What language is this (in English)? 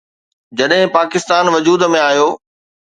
Sindhi